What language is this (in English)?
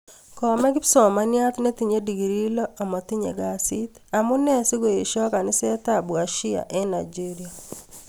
Kalenjin